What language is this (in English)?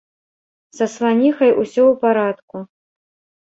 Belarusian